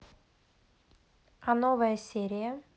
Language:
Russian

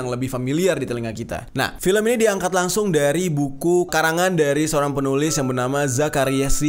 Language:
Indonesian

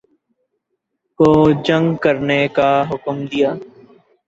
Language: Urdu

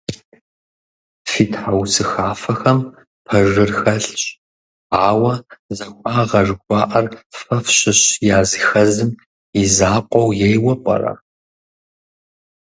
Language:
Kabardian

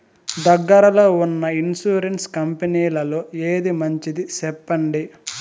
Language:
Telugu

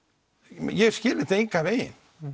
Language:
Icelandic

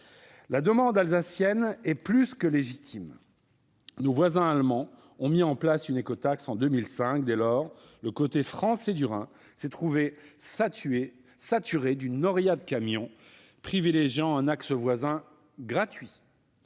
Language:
French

